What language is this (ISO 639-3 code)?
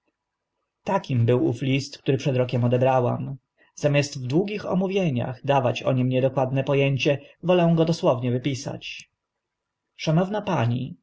pol